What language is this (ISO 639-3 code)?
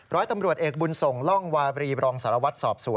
tha